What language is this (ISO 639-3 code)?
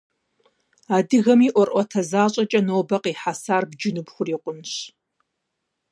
kbd